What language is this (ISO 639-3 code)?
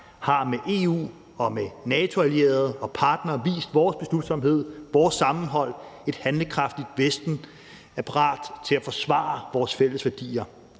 dan